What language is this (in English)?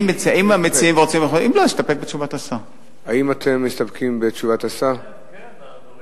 Hebrew